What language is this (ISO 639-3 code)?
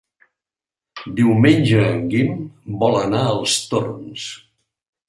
cat